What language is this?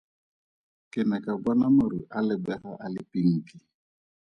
Tswana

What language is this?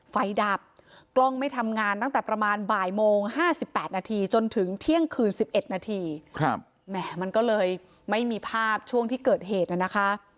Thai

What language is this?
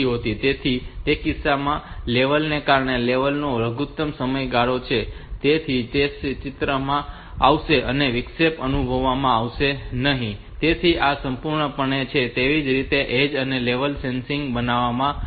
Gujarati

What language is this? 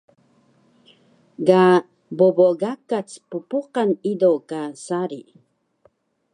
Taroko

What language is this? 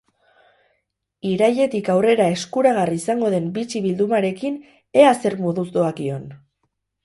Basque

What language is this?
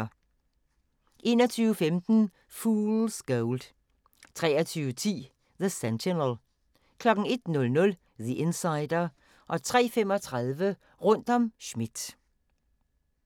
Danish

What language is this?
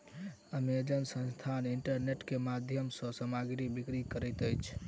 Maithili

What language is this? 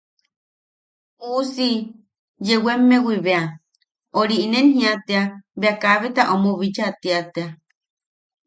Yaqui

